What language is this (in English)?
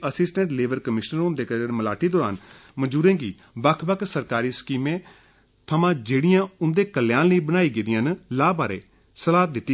Dogri